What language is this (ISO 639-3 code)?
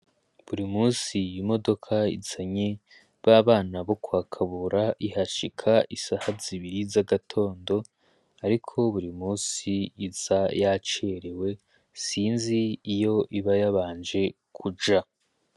run